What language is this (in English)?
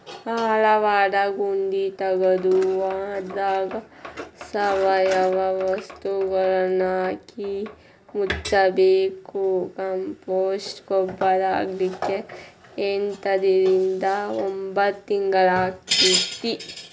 Kannada